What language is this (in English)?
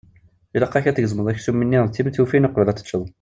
Kabyle